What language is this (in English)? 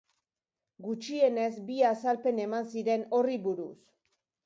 Basque